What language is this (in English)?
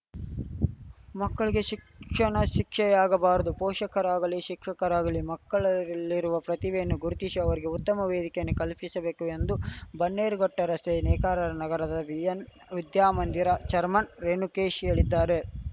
Kannada